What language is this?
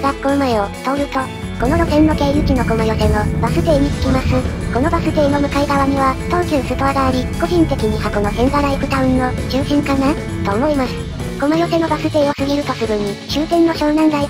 Japanese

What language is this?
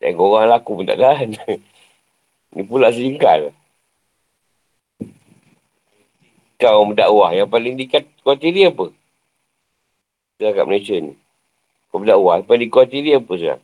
Malay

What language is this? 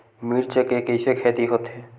Chhattisgarhi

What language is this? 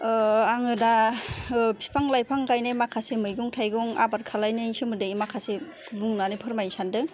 Bodo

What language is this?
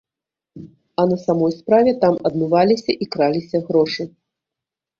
Belarusian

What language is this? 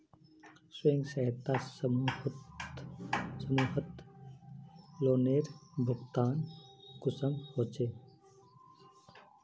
Magahi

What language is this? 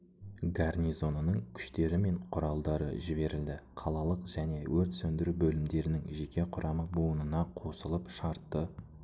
Kazakh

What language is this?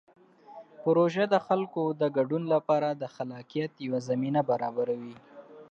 Pashto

